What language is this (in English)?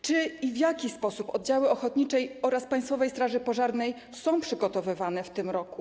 Polish